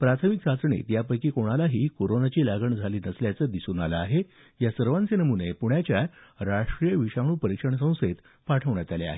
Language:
Marathi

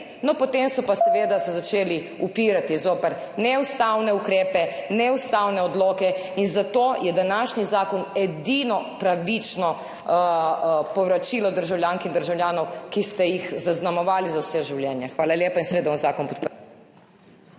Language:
Slovenian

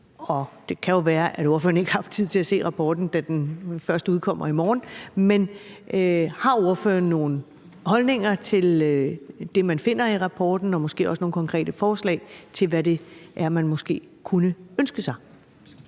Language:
Danish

